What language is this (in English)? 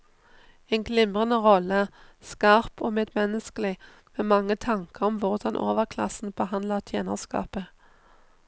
Norwegian